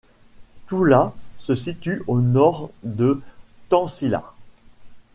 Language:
French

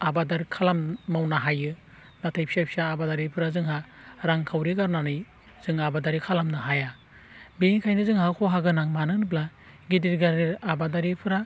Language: Bodo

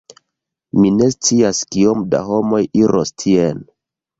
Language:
Esperanto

